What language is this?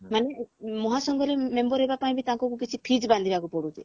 Odia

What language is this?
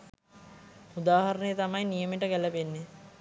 Sinhala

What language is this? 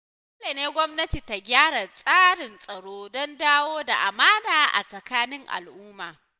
Hausa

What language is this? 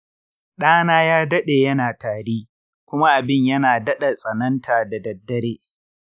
Hausa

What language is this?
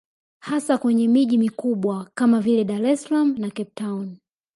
Swahili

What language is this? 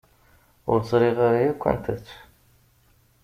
Kabyle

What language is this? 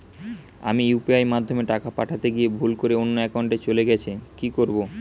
Bangla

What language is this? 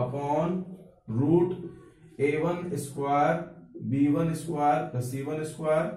Hindi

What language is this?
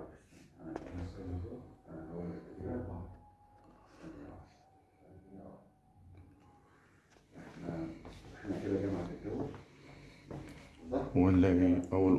Arabic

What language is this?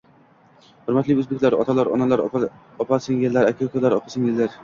Uzbek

